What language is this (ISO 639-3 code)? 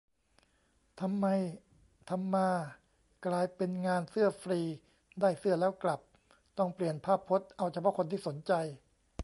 tha